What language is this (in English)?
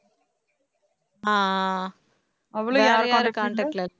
Tamil